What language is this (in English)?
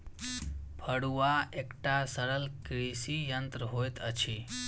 Maithili